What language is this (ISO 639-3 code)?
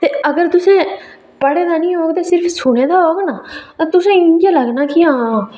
doi